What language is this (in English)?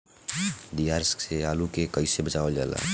Bhojpuri